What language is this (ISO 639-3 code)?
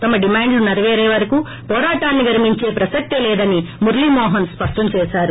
tel